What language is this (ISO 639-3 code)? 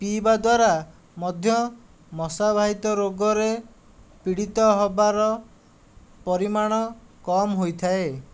ori